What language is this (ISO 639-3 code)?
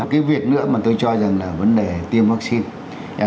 vie